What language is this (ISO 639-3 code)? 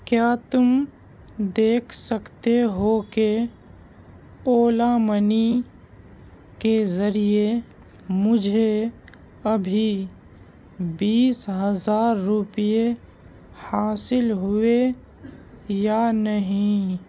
urd